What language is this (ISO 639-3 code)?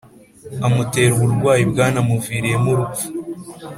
kin